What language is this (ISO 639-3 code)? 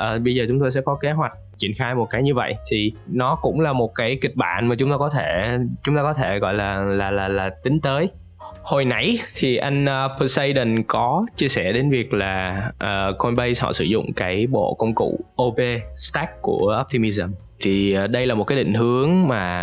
vie